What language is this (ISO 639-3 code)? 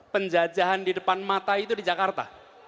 ind